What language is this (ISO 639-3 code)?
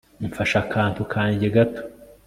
kin